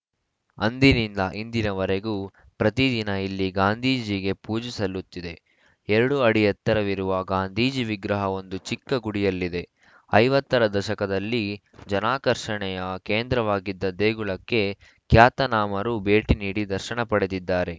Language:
Kannada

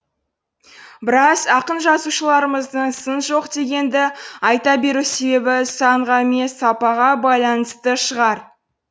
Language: Kazakh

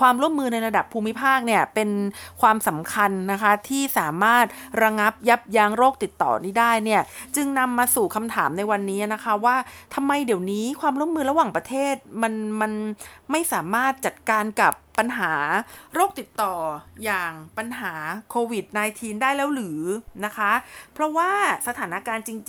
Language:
Thai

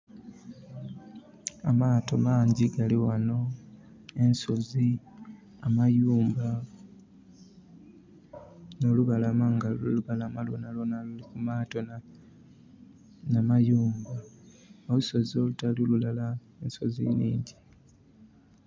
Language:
Soga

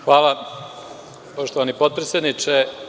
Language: Serbian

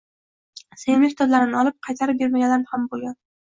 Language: Uzbek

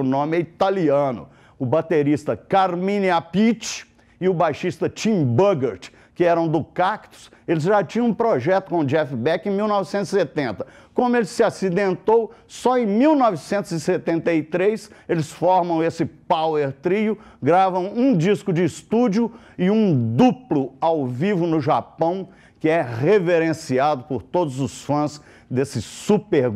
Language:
Portuguese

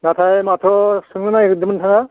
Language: Bodo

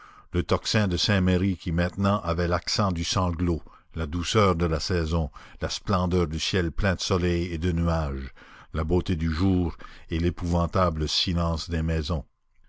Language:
French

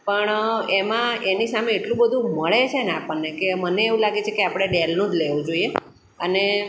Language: Gujarati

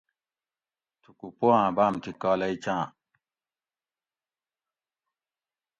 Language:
Gawri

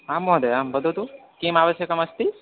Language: Sanskrit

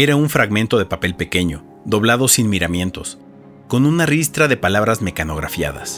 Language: Spanish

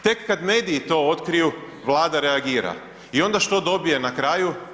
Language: Croatian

